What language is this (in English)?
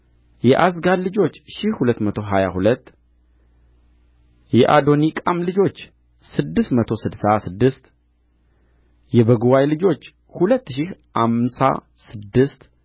Amharic